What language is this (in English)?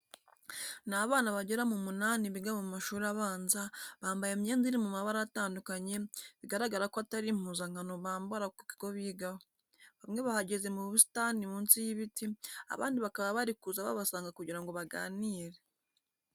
Kinyarwanda